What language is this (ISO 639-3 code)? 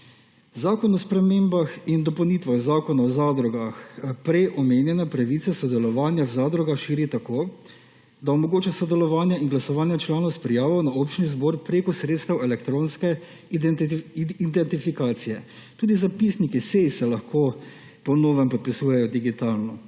slv